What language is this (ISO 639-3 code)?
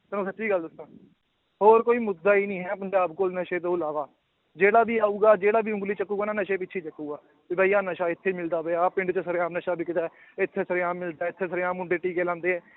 pan